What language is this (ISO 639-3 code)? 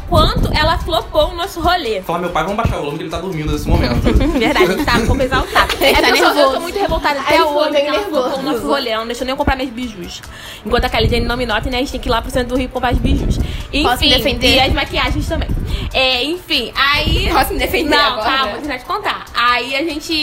por